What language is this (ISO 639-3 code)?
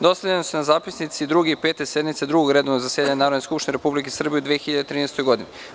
srp